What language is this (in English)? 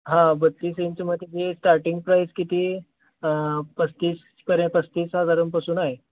Marathi